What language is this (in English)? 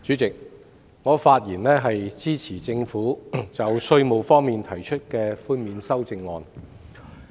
Cantonese